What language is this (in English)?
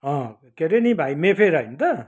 Nepali